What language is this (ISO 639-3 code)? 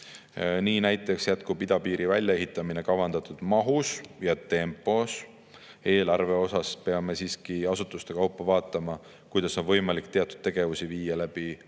est